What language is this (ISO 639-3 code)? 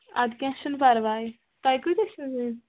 kas